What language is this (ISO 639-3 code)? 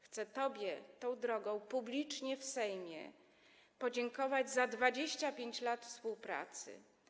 pol